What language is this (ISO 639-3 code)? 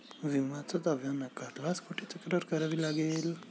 mar